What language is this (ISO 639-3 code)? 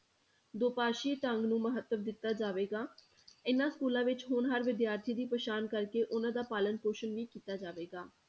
pan